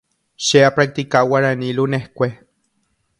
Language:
Guarani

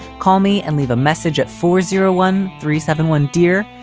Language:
English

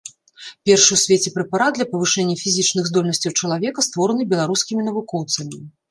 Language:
Belarusian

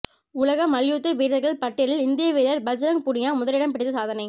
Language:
Tamil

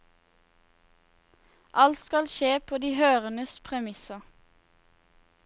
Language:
Norwegian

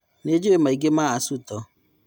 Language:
Kikuyu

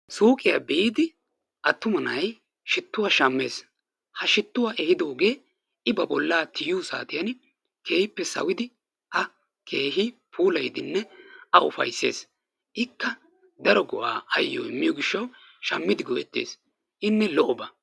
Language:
Wolaytta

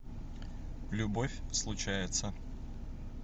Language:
Russian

